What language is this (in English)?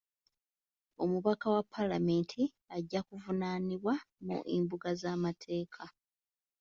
Ganda